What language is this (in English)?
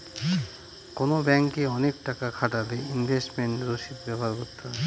Bangla